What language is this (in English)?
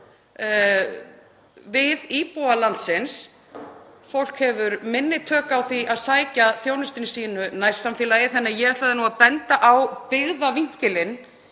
Icelandic